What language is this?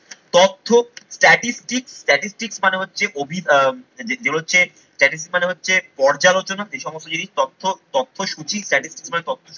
Bangla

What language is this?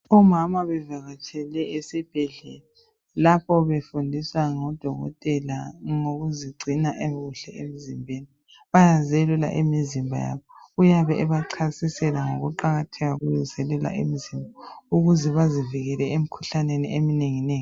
North Ndebele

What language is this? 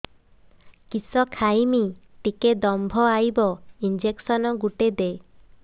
Odia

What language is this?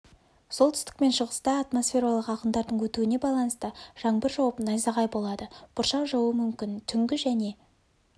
Kazakh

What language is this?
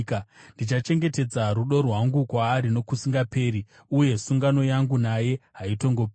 Shona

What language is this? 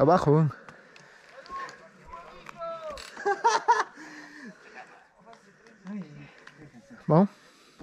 Spanish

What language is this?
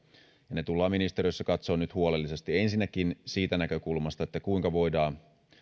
Finnish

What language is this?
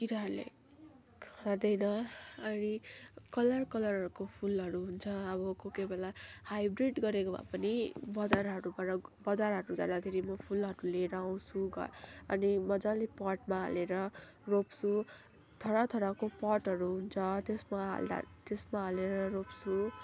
Nepali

